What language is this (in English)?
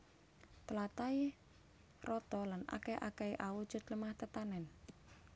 Javanese